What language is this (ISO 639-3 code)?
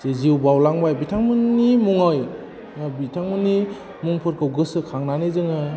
brx